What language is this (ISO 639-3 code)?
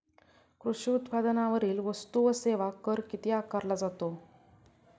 mar